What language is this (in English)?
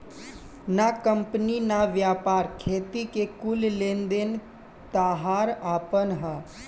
Bhojpuri